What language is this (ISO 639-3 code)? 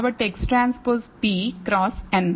tel